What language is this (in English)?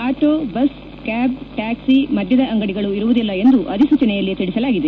Kannada